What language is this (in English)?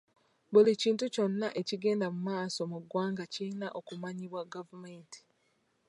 Ganda